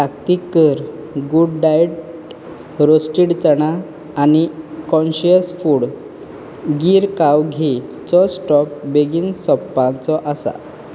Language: Konkani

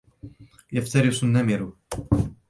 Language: Arabic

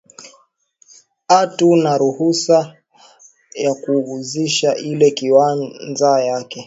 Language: Swahili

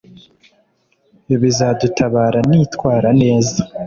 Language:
Kinyarwanda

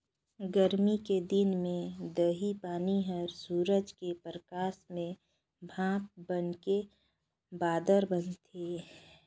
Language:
Chhattisgarhi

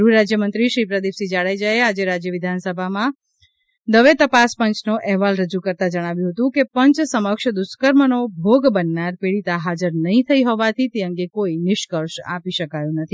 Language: Gujarati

